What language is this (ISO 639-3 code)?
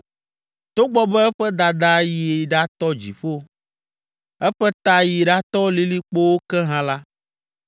ewe